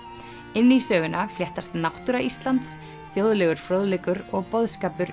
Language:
Icelandic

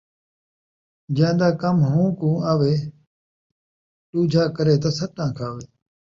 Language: Saraiki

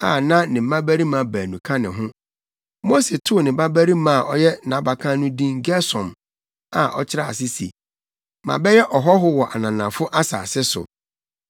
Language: Akan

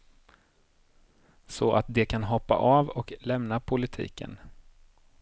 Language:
Swedish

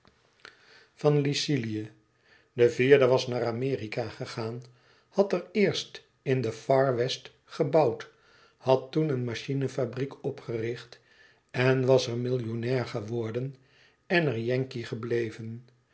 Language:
Dutch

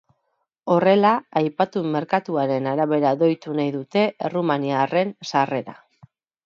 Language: Basque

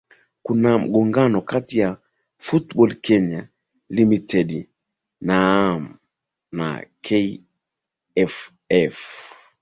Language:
Swahili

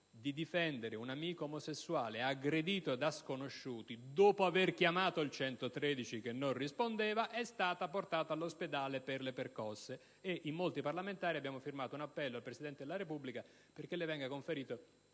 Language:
Italian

